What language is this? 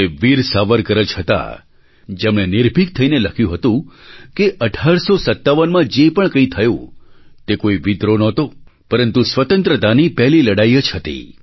Gujarati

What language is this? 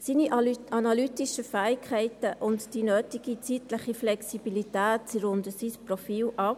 Swiss German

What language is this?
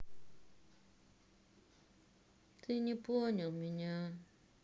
Russian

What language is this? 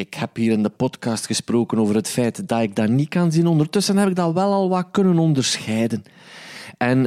Dutch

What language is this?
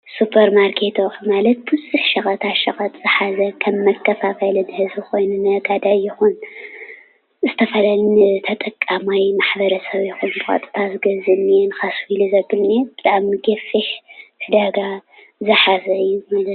Tigrinya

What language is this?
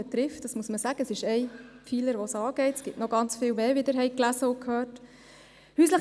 Swiss German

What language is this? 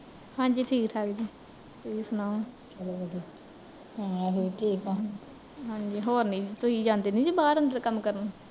Punjabi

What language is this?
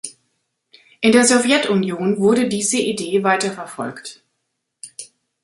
German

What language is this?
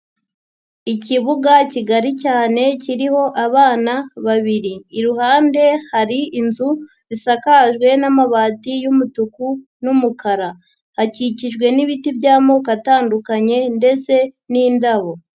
Kinyarwanda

